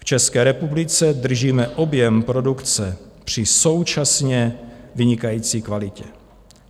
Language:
Czech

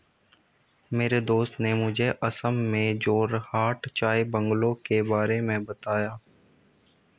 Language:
Hindi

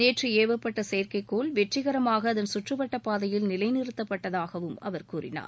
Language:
Tamil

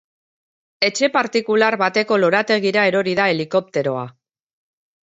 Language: Basque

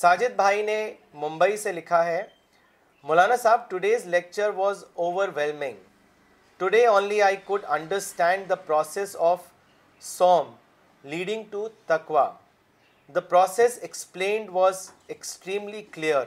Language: Urdu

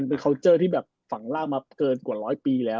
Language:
Thai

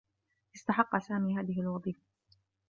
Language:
Arabic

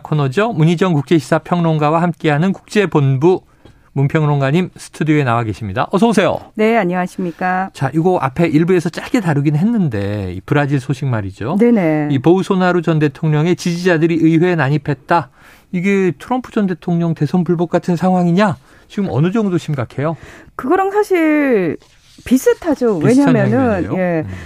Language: Korean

